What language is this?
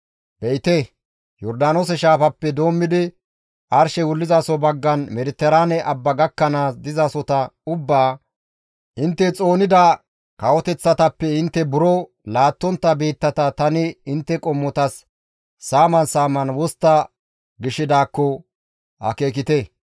Gamo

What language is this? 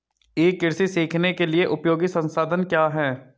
Hindi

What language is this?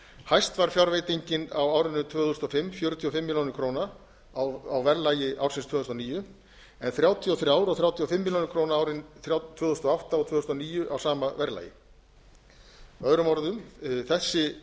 Icelandic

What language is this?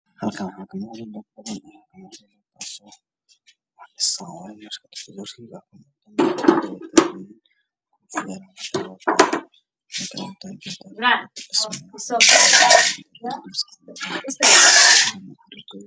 Somali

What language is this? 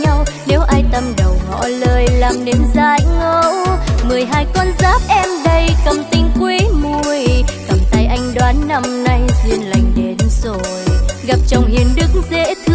Vietnamese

